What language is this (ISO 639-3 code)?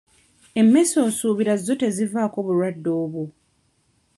lug